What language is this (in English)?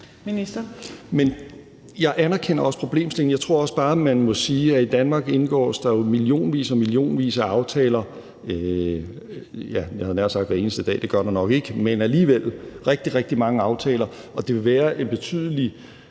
Danish